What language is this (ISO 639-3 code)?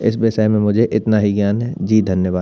hin